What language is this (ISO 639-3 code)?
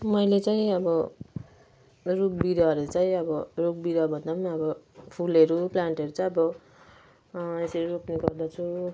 nep